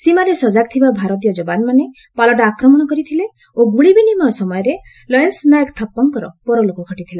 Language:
Odia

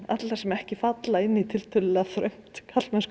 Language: Icelandic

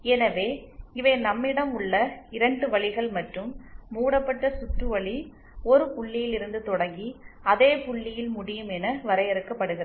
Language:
Tamil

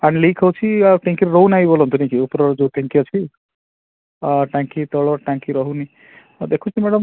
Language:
Odia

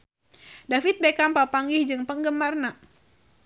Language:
Sundanese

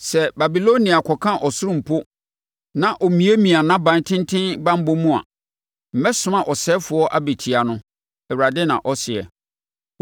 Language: Akan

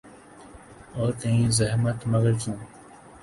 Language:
Urdu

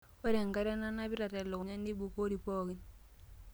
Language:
Masai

